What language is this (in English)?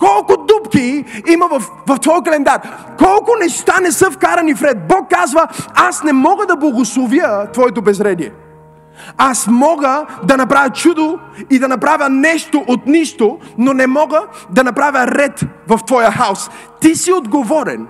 Bulgarian